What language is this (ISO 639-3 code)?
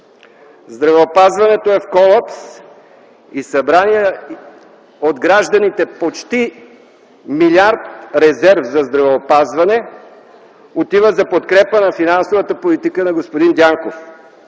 bul